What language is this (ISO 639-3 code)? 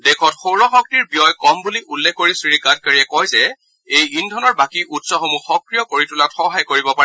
asm